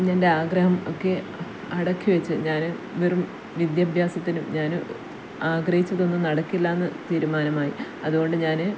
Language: Malayalam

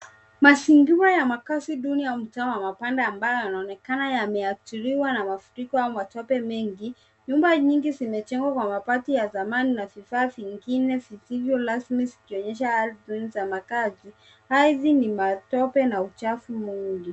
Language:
Swahili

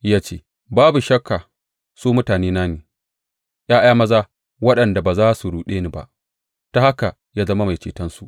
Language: Hausa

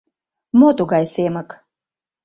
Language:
Mari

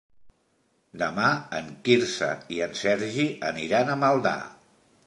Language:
Catalan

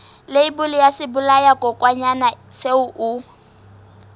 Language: Southern Sotho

